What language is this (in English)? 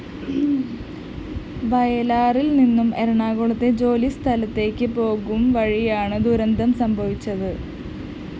Malayalam